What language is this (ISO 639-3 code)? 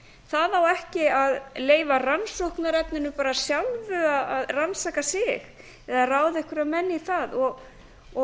isl